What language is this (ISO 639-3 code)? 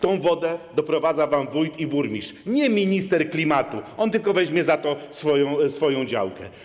pol